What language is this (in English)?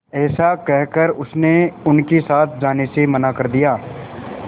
Hindi